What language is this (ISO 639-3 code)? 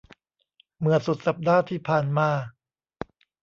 tha